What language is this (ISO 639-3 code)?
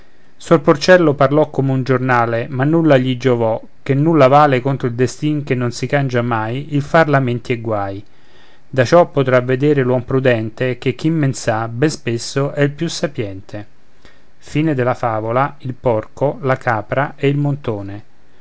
ita